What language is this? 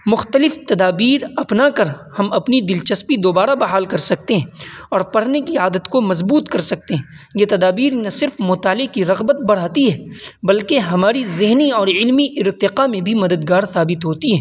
Urdu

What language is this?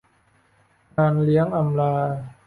Thai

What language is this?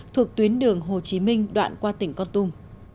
Vietnamese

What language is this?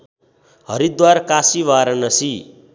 Nepali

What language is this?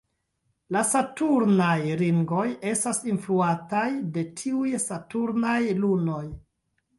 Esperanto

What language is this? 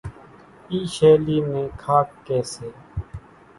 Kachi Koli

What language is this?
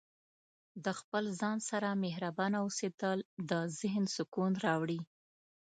Pashto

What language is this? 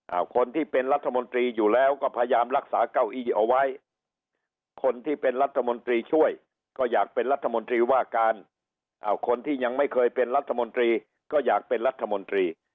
Thai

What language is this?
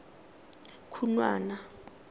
Tswana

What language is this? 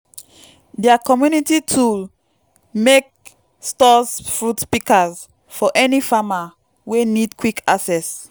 Nigerian Pidgin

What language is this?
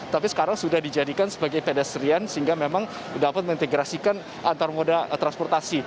Indonesian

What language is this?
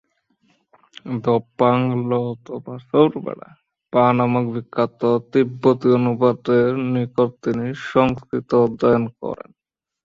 Bangla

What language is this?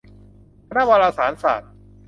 Thai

